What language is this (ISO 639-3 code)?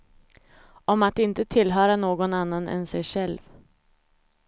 swe